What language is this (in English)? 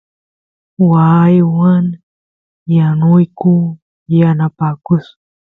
Santiago del Estero Quichua